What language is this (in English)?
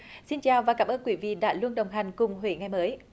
Vietnamese